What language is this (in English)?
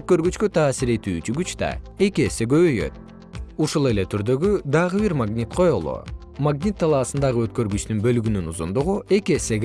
Kyrgyz